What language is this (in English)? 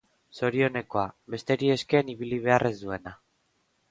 Basque